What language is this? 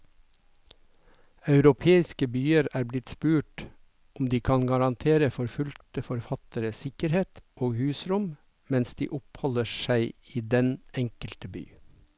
Norwegian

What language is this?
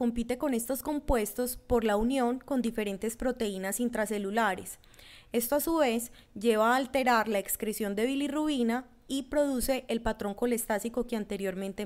Spanish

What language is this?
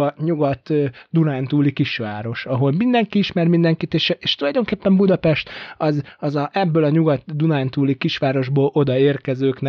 Hungarian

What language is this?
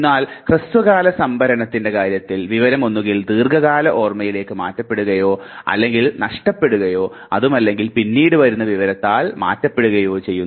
Malayalam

